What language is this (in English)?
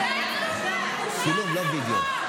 Hebrew